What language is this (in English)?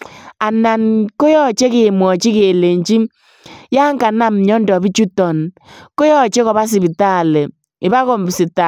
Kalenjin